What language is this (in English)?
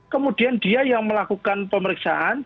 Indonesian